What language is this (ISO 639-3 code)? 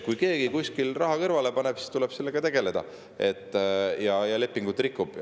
est